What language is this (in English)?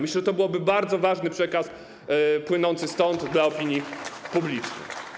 Polish